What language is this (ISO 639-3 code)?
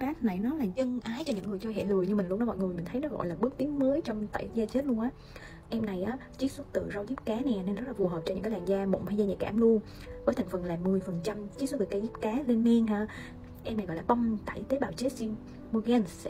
vie